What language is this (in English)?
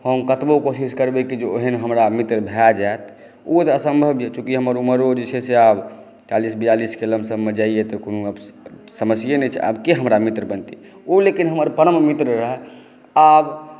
Maithili